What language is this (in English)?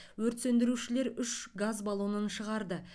Kazakh